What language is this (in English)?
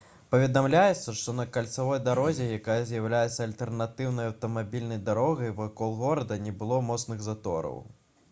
Belarusian